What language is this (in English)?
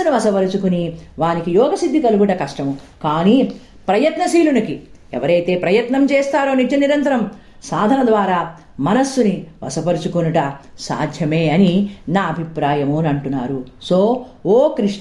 Telugu